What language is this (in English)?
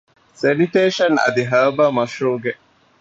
Divehi